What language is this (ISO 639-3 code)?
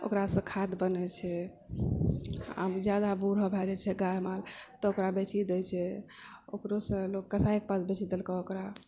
mai